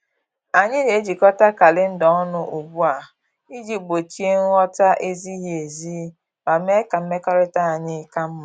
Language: Igbo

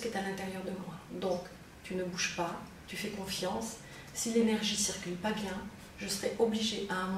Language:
French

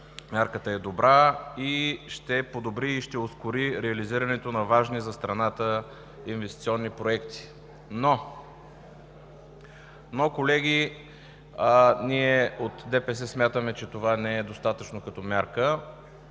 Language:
Bulgarian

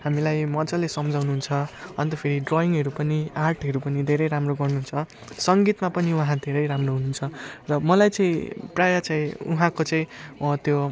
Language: Nepali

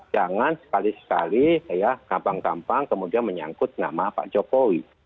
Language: Indonesian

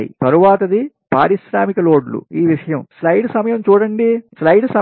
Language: Telugu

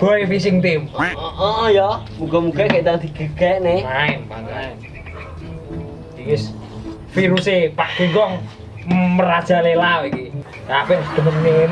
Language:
Indonesian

